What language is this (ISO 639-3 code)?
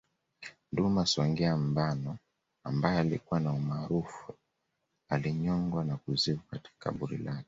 swa